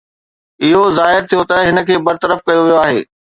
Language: Sindhi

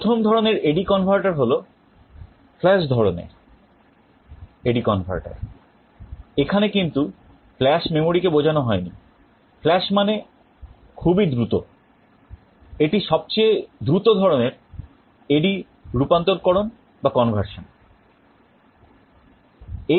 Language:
Bangla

